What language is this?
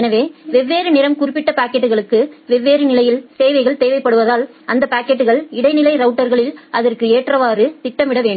Tamil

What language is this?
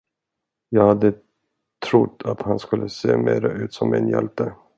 Swedish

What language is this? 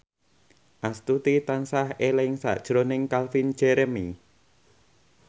Javanese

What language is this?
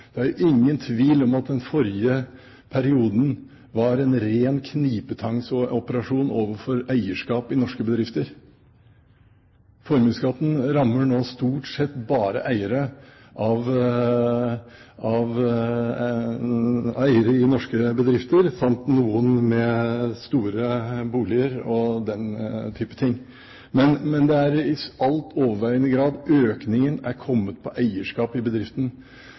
Norwegian Bokmål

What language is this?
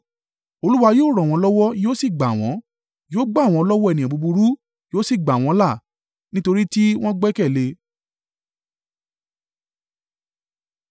Yoruba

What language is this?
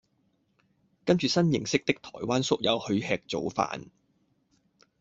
Cantonese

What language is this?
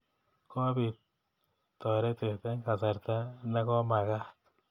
Kalenjin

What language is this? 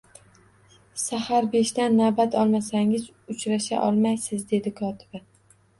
Uzbek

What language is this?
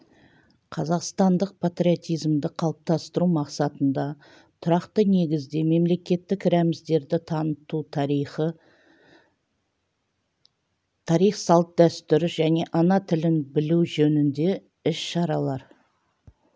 Kazakh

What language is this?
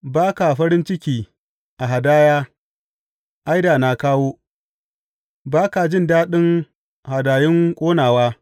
Hausa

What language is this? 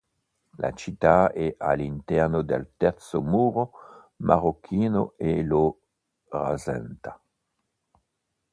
Italian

